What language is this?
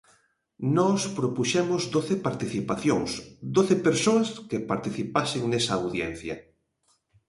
Galician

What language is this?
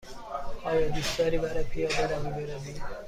Persian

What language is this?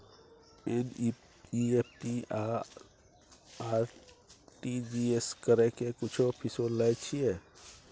Maithili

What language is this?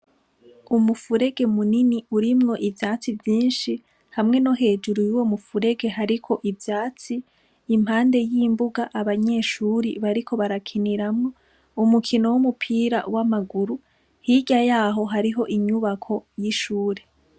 Rundi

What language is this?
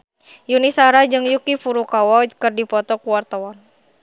Sundanese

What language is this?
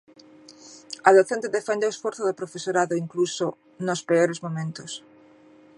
Galician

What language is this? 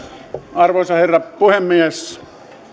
Finnish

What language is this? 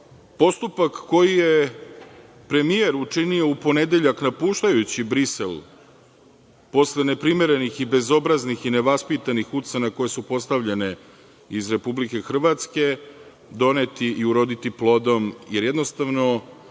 Serbian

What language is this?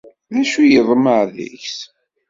Kabyle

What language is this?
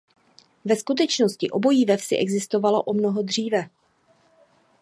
Czech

